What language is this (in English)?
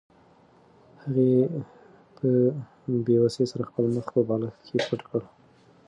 Pashto